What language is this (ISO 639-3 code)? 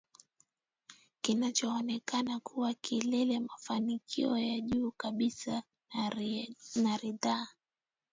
swa